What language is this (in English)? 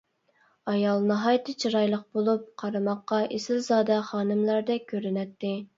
Uyghur